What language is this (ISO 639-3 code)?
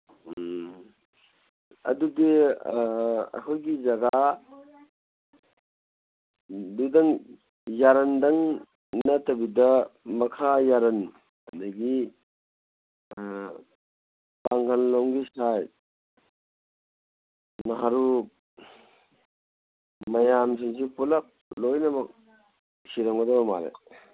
mni